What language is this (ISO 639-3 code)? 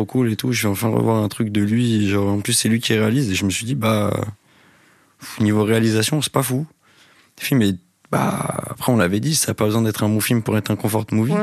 fra